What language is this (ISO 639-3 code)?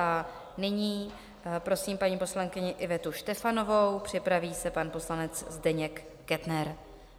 ces